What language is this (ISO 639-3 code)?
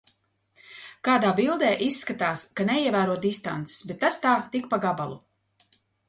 lav